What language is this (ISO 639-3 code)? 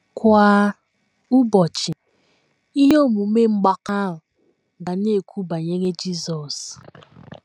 ibo